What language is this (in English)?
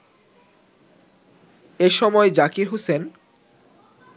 Bangla